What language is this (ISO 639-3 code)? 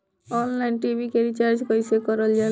bho